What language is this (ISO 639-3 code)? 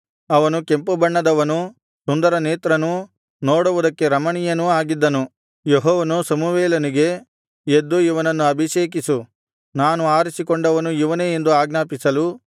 kan